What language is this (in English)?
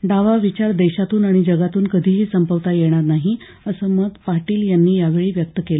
Marathi